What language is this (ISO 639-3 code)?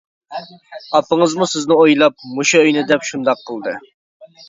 uig